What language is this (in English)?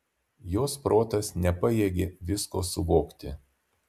Lithuanian